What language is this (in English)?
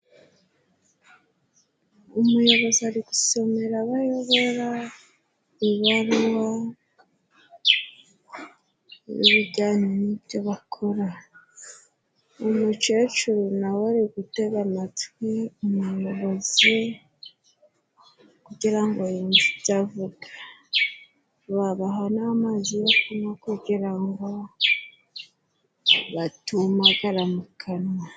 Kinyarwanda